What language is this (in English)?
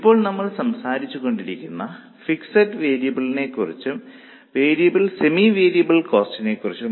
Malayalam